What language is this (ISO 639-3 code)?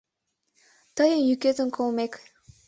chm